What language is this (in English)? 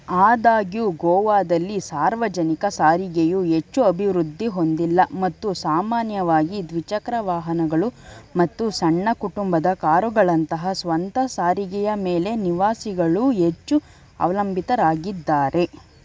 Kannada